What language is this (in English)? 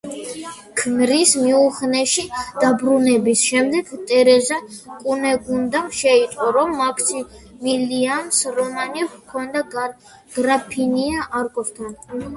Georgian